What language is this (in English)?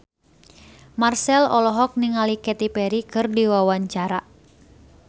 Sundanese